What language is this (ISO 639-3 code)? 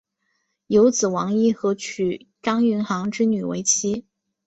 zho